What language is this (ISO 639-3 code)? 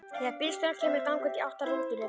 isl